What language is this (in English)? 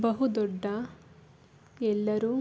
Kannada